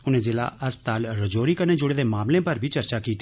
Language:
Dogri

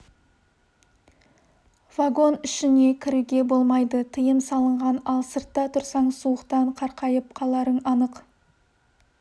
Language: Kazakh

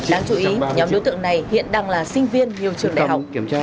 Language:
Vietnamese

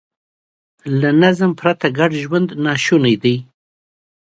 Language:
Pashto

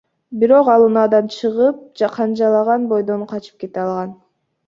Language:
Kyrgyz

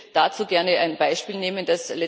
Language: German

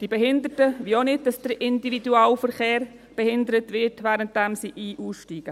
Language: Swiss German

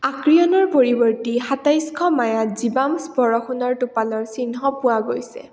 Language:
Assamese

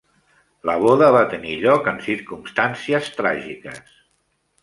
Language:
Catalan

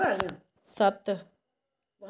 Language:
Dogri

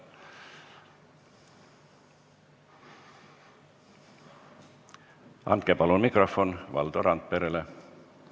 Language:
Estonian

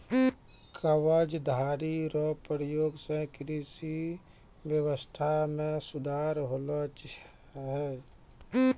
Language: Maithili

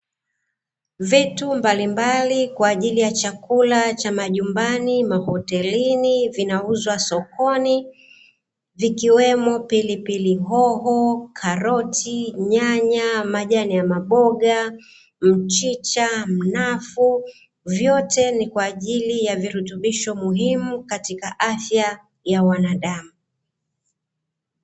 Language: Swahili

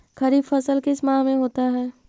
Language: Magahi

